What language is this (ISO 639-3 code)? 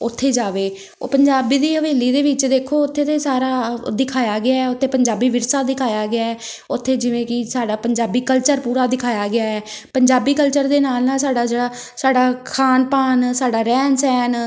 pan